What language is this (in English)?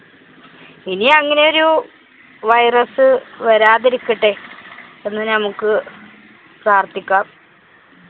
Malayalam